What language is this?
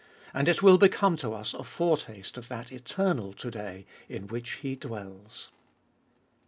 English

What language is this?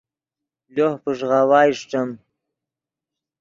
Yidgha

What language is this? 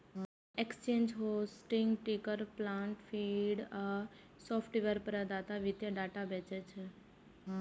Maithili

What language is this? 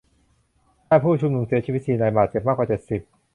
Thai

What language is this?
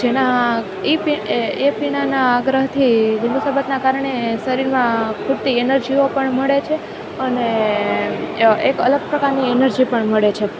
Gujarati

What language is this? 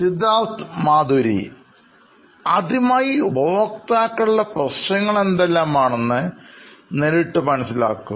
Malayalam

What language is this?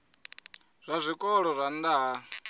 Venda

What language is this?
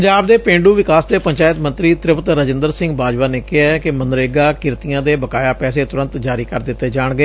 Punjabi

